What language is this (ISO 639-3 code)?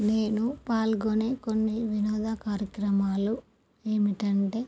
tel